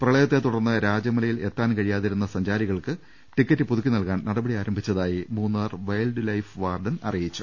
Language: Malayalam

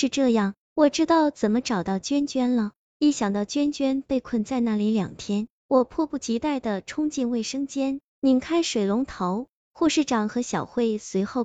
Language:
Chinese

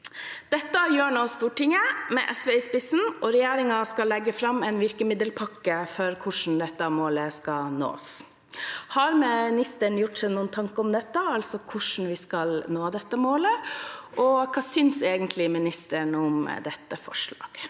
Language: Norwegian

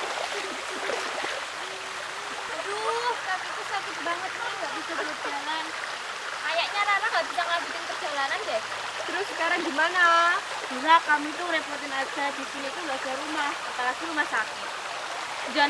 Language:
Indonesian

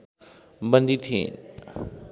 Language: Nepali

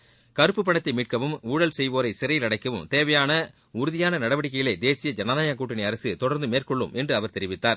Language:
Tamil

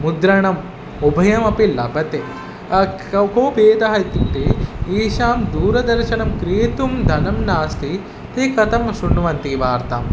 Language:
Sanskrit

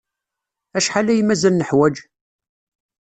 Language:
Kabyle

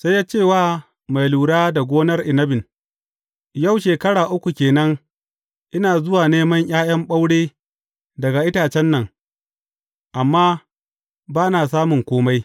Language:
Hausa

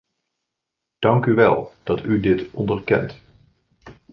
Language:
Dutch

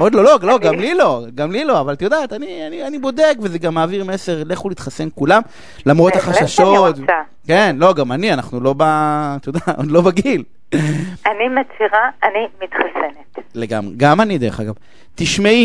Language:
Hebrew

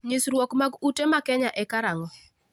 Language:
Luo (Kenya and Tanzania)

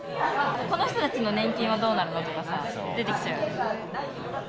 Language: Japanese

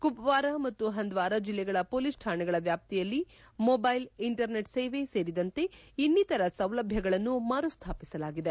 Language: Kannada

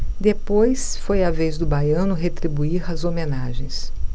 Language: Portuguese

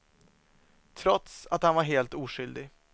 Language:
Swedish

